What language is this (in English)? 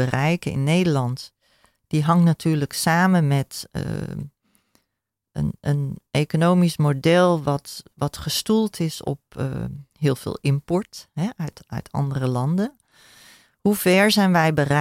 Dutch